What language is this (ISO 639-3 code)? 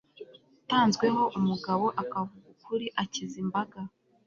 kin